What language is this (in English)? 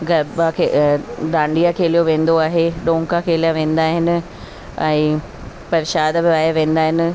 Sindhi